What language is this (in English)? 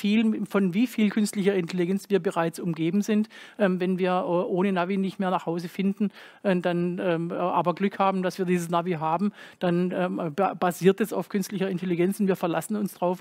German